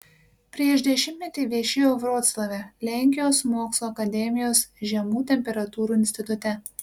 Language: Lithuanian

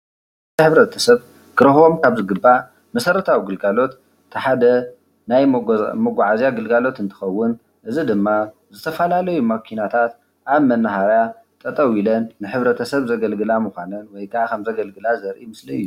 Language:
Tigrinya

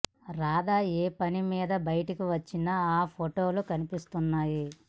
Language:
Telugu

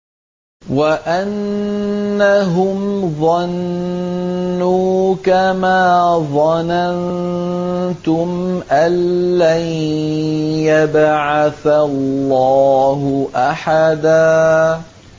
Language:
Arabic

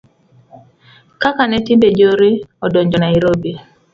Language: Luo (Kenya and Tanzania)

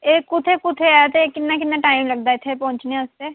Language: Dogri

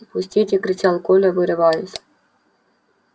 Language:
Russian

